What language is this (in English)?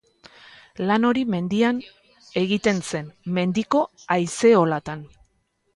Basque